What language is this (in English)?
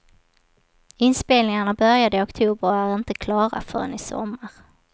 Swedish